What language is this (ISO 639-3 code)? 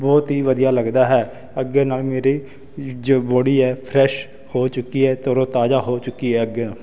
pan